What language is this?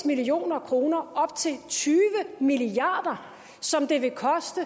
Danish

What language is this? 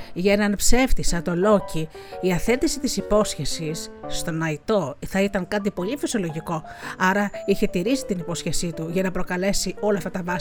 Greek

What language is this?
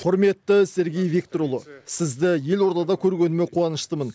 Kazakh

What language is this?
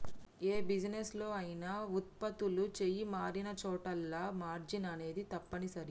Telugu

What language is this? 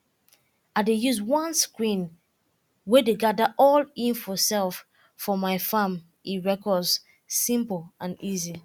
Nigerian Pidgin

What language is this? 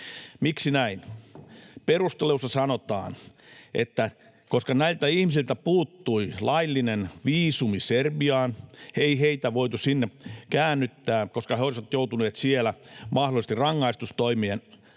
Finnish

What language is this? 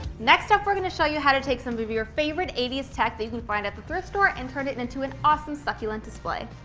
English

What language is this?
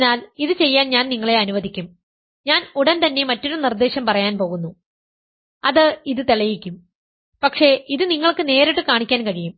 Malayalam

